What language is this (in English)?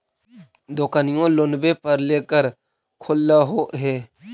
Magahi